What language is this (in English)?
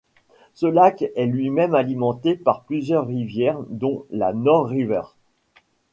French